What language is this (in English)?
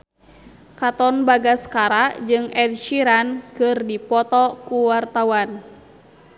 Sundanese